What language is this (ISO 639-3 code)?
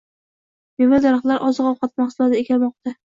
uzb